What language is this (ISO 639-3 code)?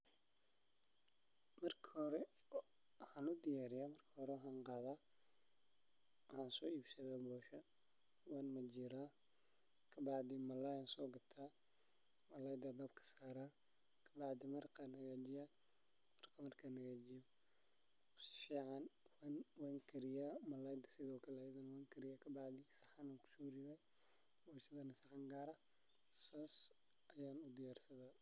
som